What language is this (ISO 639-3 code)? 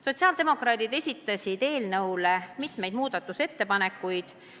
est